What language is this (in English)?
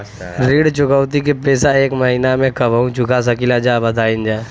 Bhojpuri